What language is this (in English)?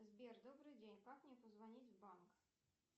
Russian